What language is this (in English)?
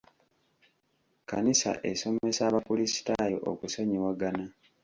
Ganda